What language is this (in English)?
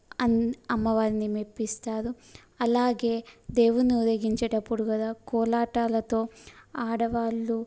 Telugu